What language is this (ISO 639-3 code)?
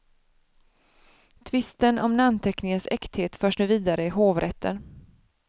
swe